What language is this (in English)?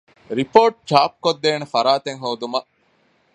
Divehi